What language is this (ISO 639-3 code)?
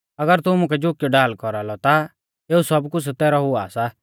bfz